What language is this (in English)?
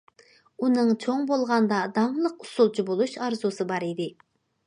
Uyghur